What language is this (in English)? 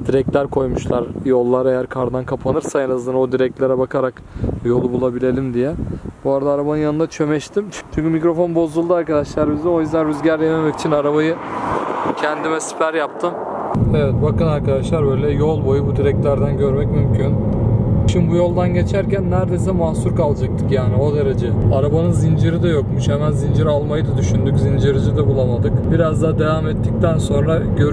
Turkish